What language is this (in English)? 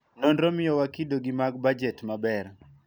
Luo (Kenya and Tanzania)